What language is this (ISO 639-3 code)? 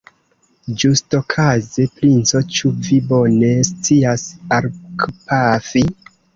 epo